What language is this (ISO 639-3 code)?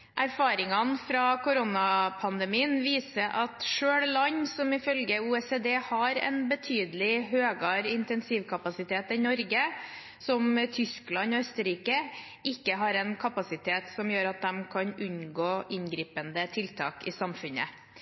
nor